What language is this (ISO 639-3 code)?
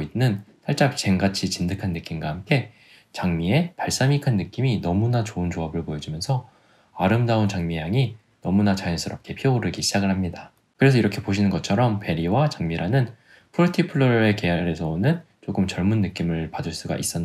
kor